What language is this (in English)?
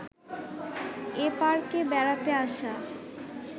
Bangla